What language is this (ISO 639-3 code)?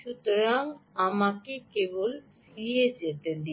ben